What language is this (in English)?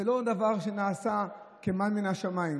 Hebrew